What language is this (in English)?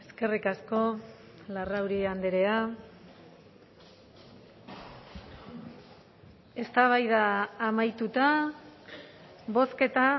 Basque